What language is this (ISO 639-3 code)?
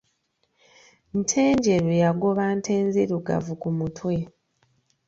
lug